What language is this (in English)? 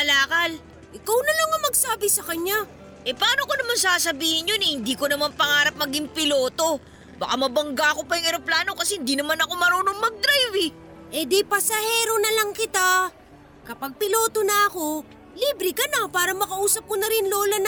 Filipino